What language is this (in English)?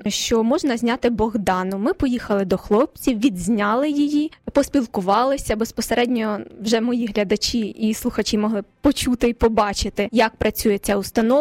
Ukrainian